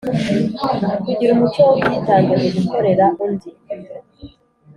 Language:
Kinyarwanda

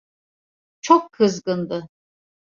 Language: Turkish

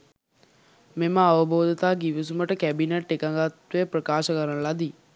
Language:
Sinhala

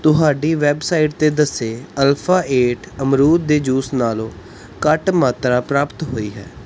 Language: Punjabi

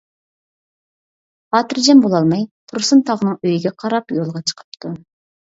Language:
Uyghur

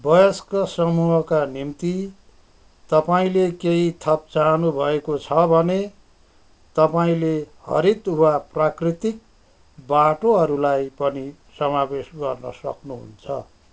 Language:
Nepali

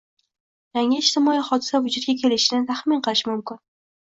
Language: Uzbek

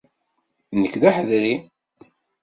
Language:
Kabyle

